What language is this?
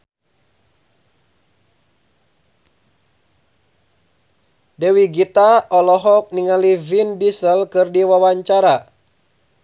Sundanese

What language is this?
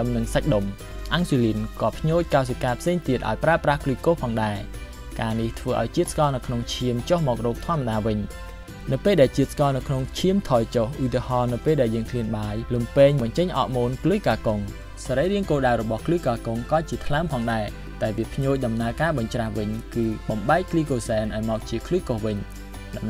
Thai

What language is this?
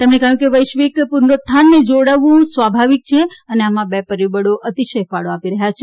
Gujarati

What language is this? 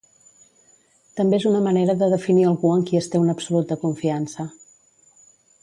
Catalan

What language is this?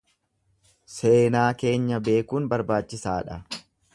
Oromo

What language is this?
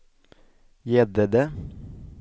Swedish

